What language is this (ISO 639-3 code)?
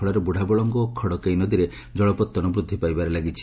ori